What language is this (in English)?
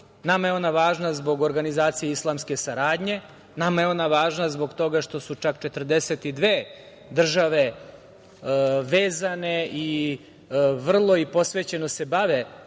Serbian